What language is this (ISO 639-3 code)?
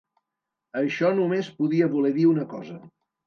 cat